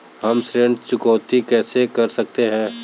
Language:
Hindi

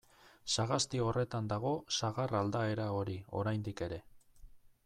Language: Basque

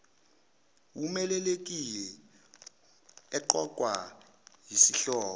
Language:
Zulu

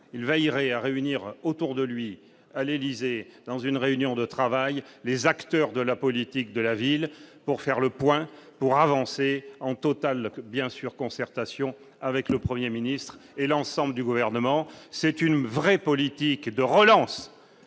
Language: French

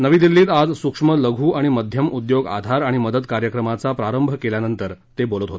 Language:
Marathi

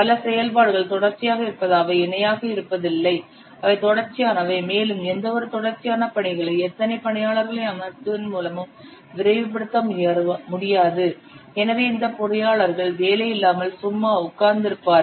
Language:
Tamil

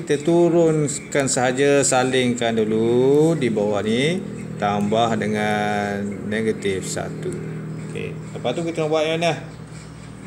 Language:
Malay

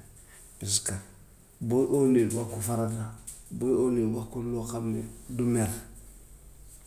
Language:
Gambian Wolof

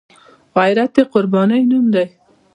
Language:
Pashto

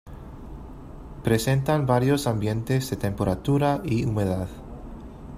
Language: Spanish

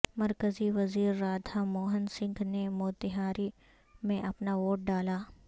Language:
Urdu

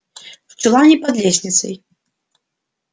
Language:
Russian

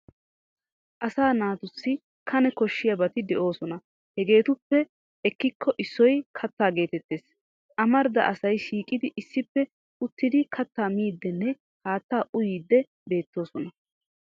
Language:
Wolaytta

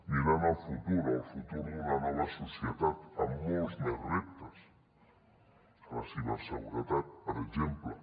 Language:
Catalan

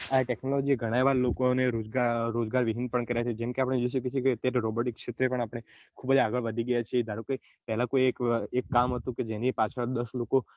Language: Gujarati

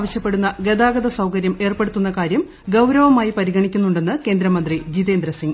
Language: Malayalam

